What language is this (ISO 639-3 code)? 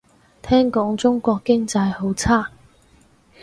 yue